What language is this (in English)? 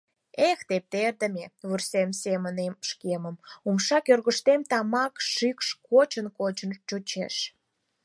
Mari